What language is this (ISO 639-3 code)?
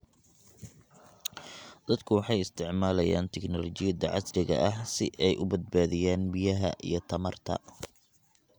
som